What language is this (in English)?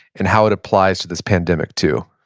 English